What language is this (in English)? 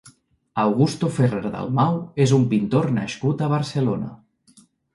Catalan